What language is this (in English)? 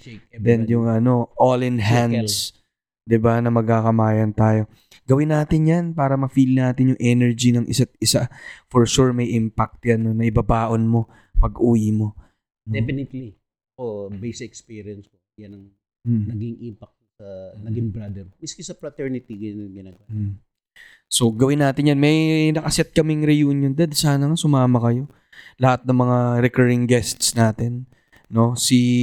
Filipino